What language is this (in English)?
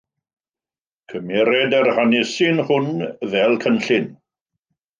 Welsh